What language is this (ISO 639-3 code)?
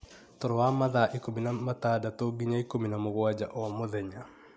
kik